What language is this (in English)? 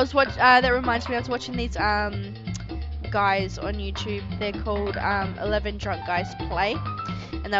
English